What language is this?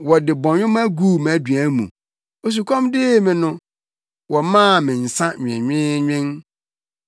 Akan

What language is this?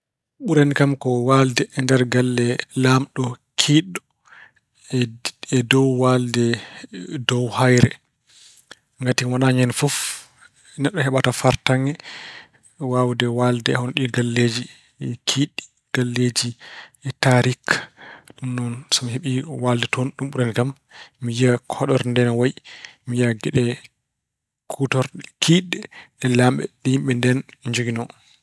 Fula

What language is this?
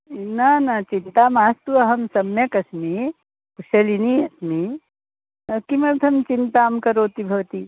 Sanskrit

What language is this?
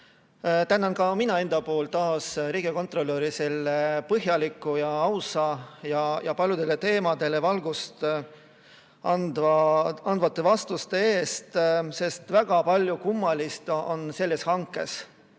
Estonian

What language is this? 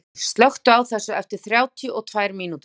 Icelandic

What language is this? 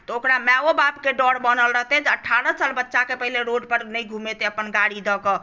Maithili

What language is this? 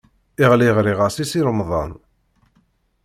Kabyle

